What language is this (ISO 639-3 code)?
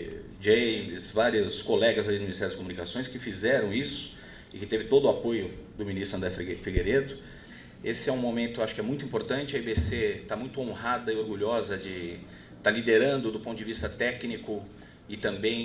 por